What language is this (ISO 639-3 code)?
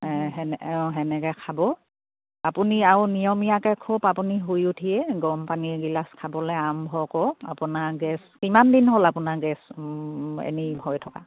asm